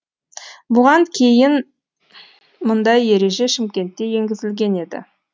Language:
Kazakh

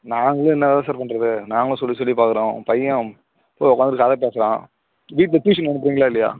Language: Tamil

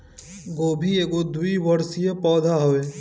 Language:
Bhojpuri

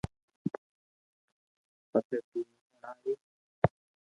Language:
Loarki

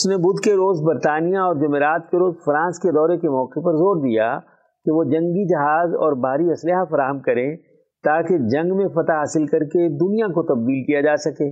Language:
Urdu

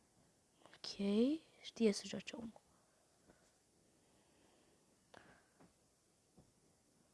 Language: Romanian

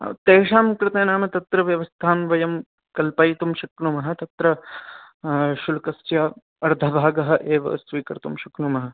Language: Sanskrit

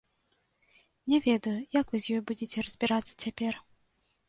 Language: Belarusian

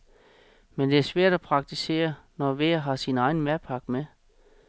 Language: Danish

